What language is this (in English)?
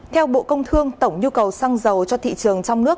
Vietnamese